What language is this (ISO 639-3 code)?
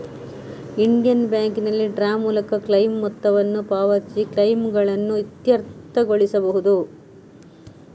kan